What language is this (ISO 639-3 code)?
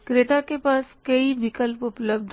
hin